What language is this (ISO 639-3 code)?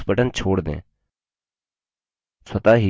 hin